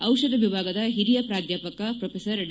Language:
Kannada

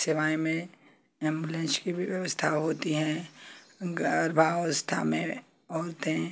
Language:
Hindi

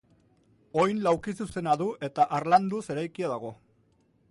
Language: Basque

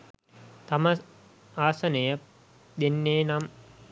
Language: Sinhala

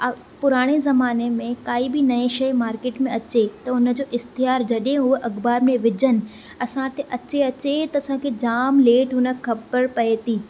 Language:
Sindhi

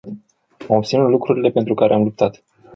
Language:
Romanian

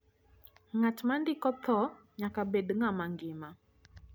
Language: Luo (Kenya and Tanzania)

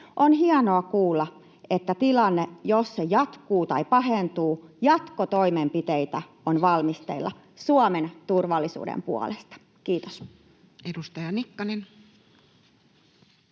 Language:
Finnish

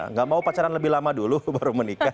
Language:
Indonesian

